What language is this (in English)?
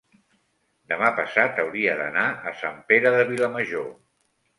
Catalan